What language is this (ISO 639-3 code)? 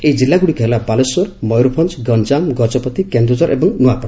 ori